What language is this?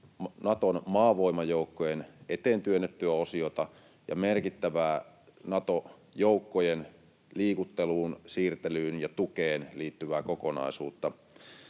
Finnish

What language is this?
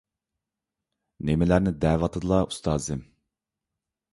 Uyghur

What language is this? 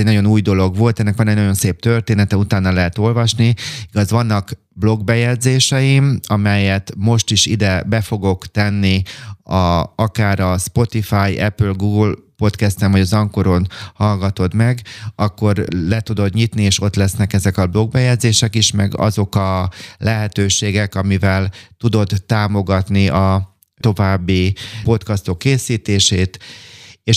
Hungarian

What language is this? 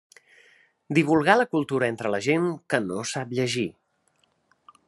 Catalan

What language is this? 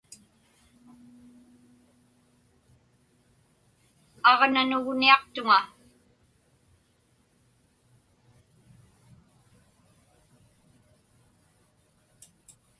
Inupiaq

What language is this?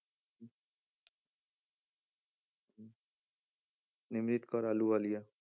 Punjabi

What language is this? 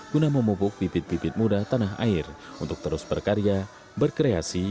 Indonesian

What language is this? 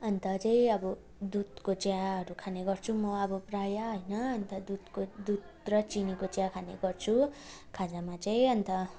Nepali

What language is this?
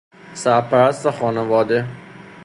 Persian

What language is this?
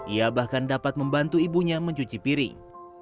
Indonesian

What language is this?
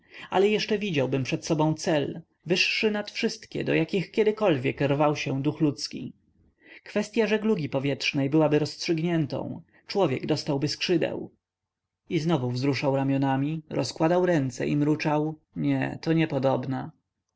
Polish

